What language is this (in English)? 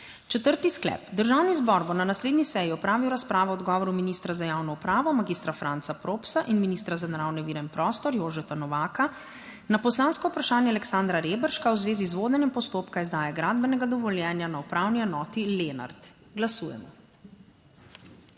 Slovenian